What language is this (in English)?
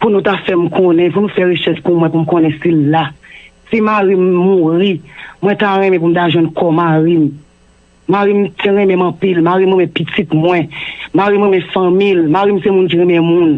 French